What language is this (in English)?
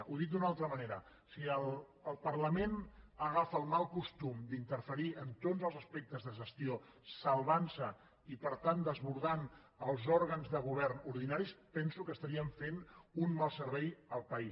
Catalan